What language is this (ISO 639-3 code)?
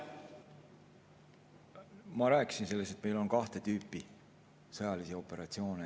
est